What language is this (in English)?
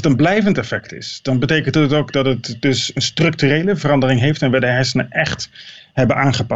Dutch